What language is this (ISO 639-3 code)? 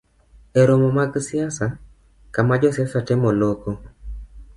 luo